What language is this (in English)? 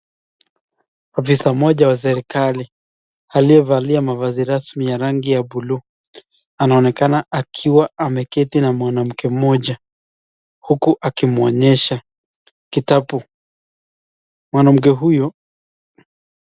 Swahili